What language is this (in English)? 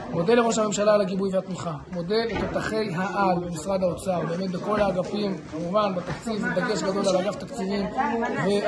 Hebrew